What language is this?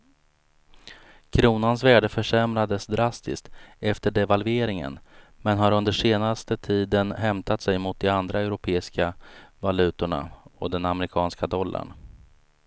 Swedish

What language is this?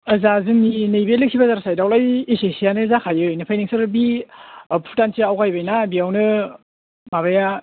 Bodo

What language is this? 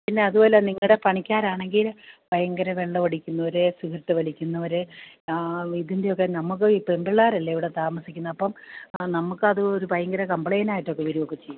Malayalam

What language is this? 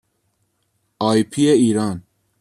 Persian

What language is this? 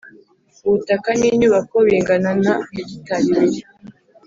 Kinyarwanda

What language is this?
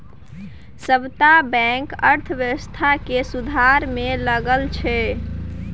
Maithili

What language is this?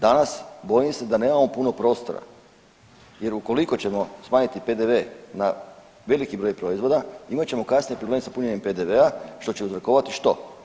Croatian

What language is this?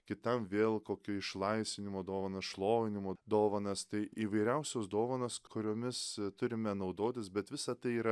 Lithuanian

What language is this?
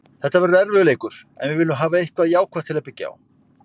Icelandic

